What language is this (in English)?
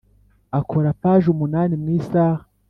Kinyarwanda